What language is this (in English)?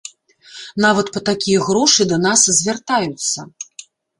Belarusian